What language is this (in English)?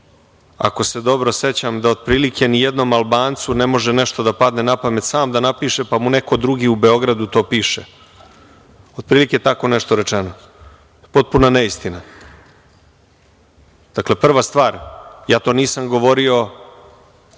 Serbian